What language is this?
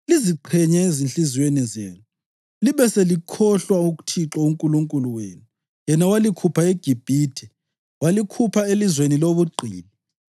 North Ndebele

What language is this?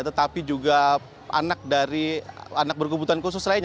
Indonesian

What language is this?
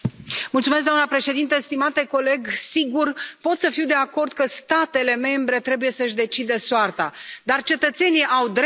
Romanian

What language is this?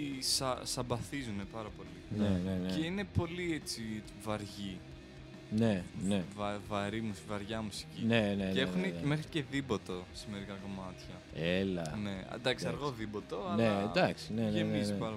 Greek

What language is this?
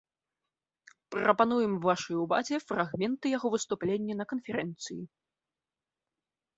Belarusian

